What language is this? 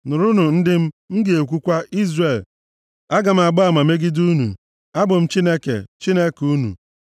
Igbo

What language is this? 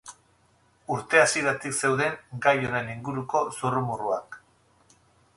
Basque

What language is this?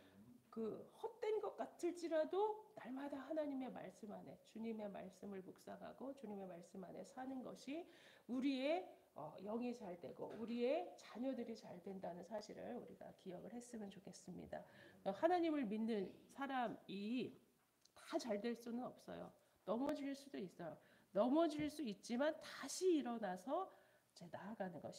Korean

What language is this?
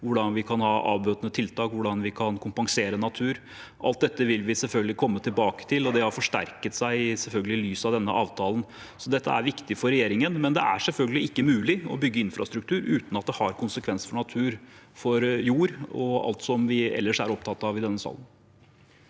Norwegian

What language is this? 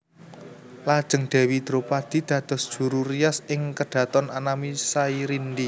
Javanese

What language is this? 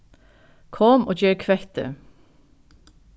Faroese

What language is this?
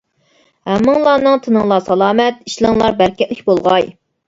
Uyghur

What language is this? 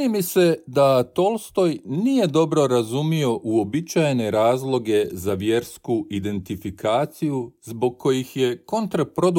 Croatian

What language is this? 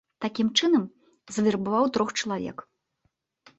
Belarusian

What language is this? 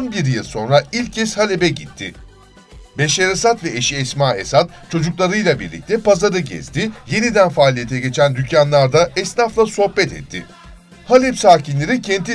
Turkish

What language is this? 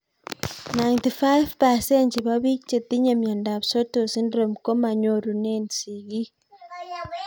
Kalenjin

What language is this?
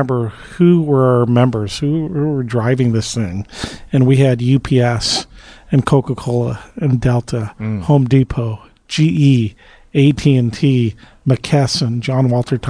English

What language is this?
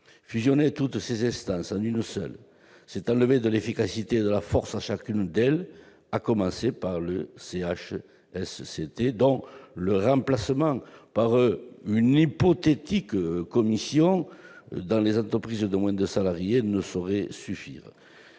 French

